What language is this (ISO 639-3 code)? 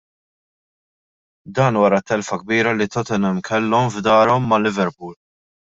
mlt